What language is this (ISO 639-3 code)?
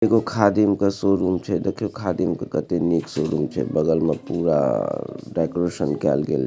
mai